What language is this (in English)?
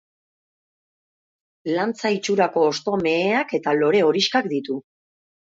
Basque